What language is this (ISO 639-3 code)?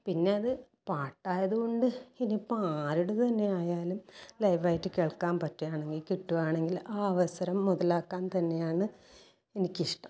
mal